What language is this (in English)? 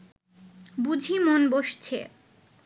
Bangla